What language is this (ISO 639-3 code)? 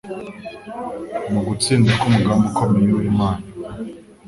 kin